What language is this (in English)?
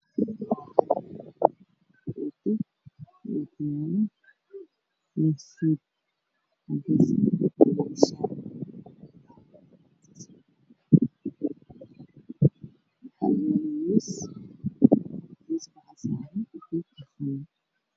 Somali